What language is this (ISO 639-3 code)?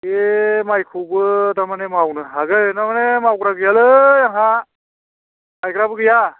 brx